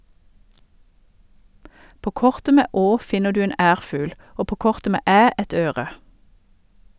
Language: Norwegian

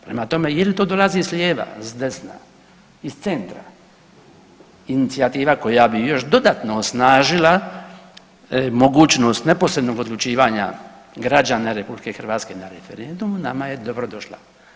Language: Croatian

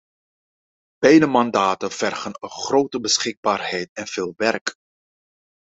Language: Dutch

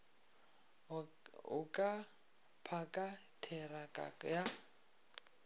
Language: Northern Sotho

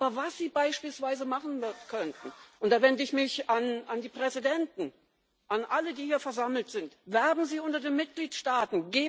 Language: German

